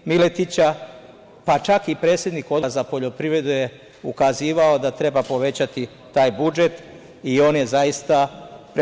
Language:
Serbian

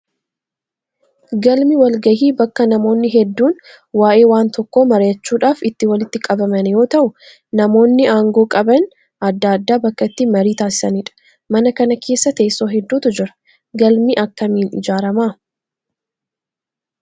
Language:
Oromo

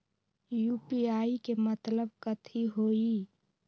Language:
Magahi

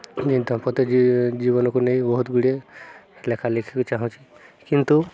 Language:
Odia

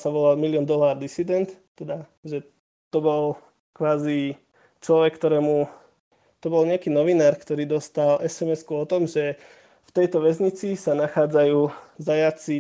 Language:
Slovak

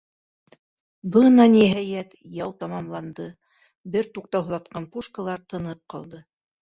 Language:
Bashkir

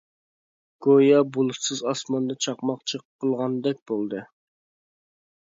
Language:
Uyghur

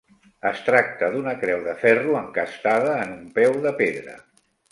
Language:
Catalan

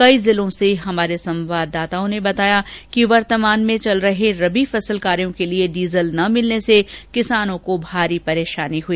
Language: Hindi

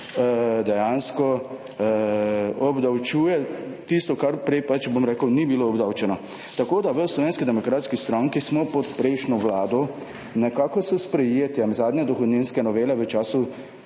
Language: Slovenian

